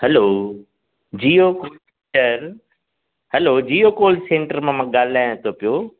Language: Sindhi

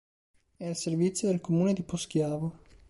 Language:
Italian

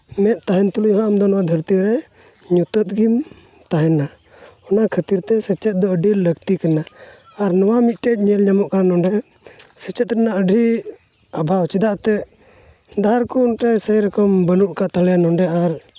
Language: Santali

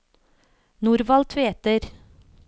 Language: Norwegian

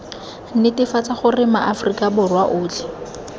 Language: Tswana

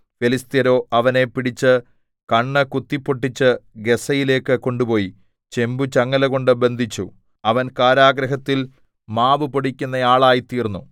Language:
Malayalam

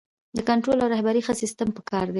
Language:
Pashto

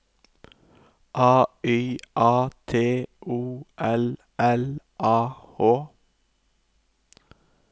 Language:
Norwegian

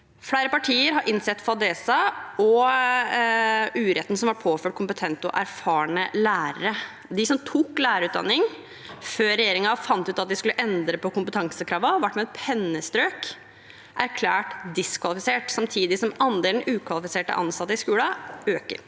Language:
Norwegian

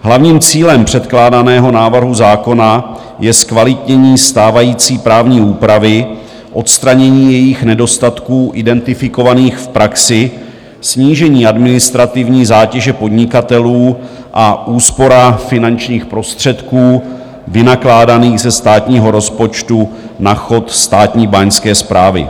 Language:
Czech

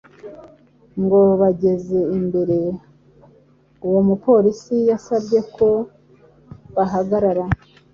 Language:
Kinyarwanda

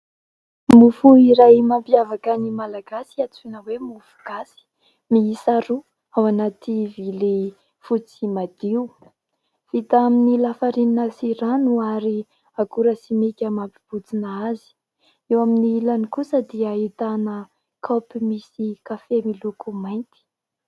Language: Malagasy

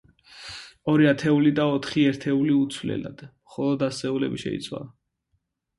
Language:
Georgian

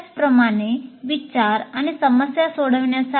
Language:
Marathi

